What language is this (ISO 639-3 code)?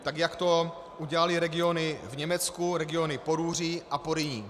ces